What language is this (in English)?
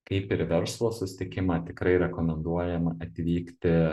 Lithuanian